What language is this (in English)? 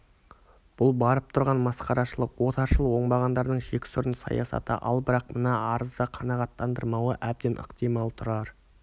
Kazakh